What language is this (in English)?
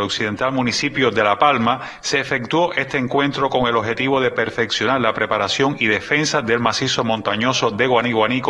Spanish